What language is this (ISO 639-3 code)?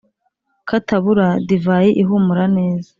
kin